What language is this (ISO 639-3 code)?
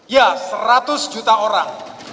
ind